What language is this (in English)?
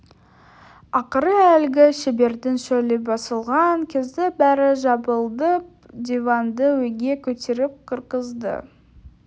Kazakh